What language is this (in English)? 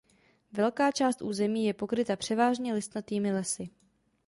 Czech